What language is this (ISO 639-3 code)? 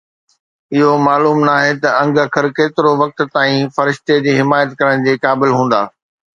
snd